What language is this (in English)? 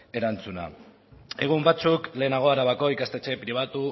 Basque